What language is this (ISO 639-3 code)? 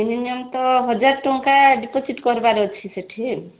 ori